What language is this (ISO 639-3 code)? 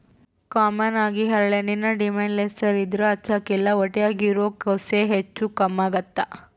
kan